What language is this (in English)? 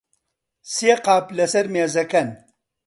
Central Kurdish